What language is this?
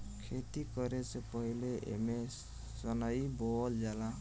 Bhojpuri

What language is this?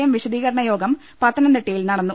Malayalam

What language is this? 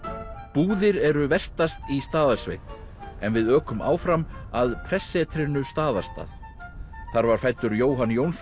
Icelandic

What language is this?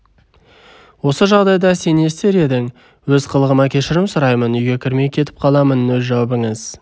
Kazakh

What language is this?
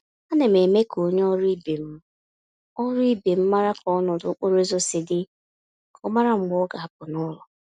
Igbo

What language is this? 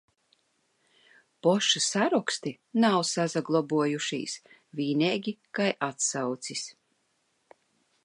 Latvian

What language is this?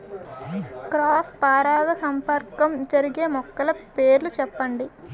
Telugu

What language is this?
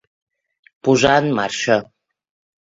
Catalan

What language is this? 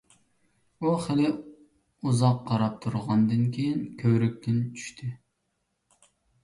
Uyghur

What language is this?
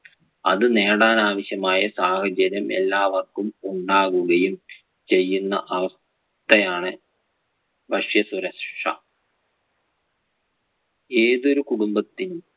Malayalam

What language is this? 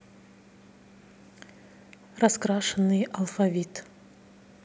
Russian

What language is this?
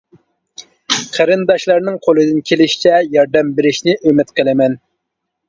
Uyghur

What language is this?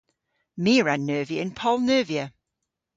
Cornish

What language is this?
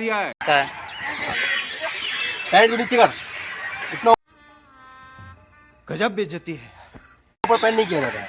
Hindi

